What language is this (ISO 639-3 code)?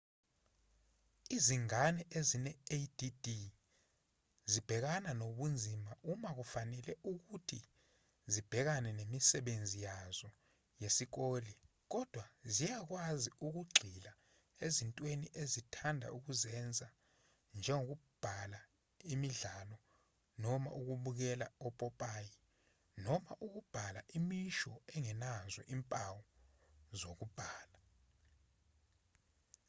zul